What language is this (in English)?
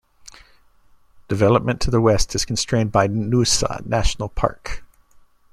English